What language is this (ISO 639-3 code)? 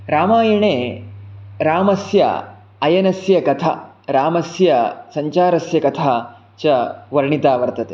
san